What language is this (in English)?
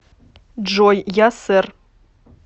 Russian